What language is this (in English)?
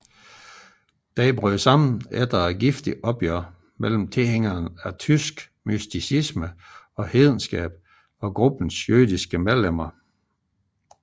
Danish